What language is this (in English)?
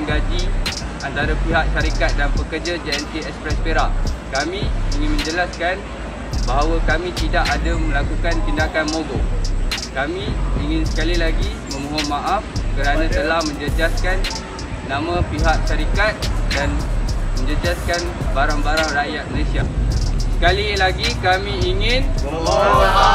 Malay